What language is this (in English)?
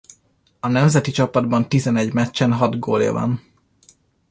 Hungarian